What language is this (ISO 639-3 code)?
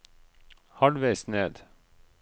nor